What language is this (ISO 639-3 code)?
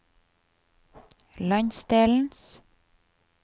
nor